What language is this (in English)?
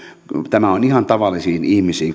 Finnish